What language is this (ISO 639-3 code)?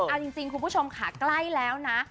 tha